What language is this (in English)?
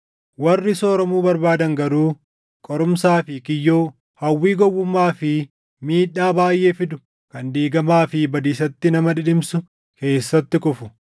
Oromo